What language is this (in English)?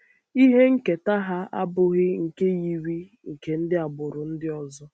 Igbo